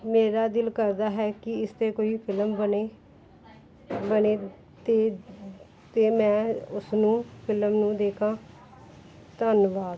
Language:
Punjabi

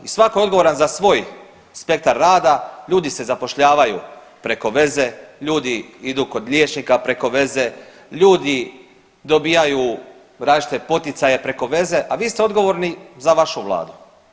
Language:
Croatian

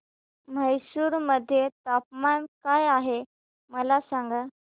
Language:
Marathi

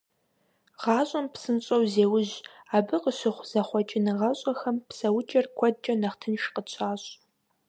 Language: Kabardian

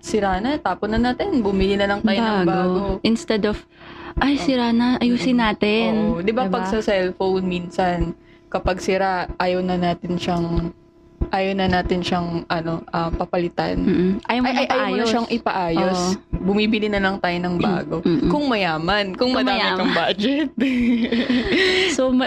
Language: Filipino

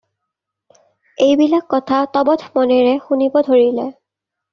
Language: Assamese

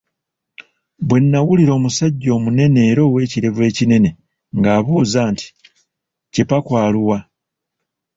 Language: Ganda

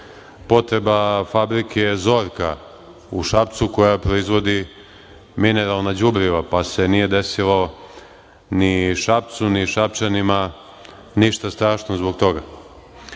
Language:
Serbian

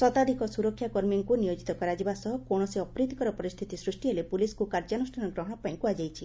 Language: Odia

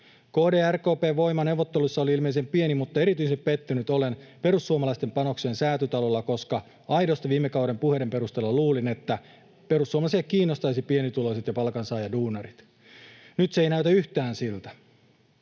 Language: Finnish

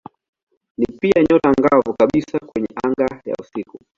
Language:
Swahili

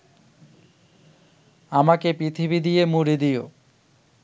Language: Bangla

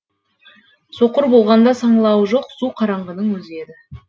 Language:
Kazakh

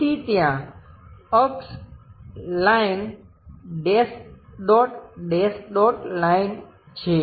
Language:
Gujarati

